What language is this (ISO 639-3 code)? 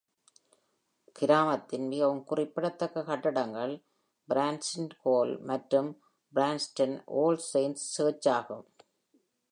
tam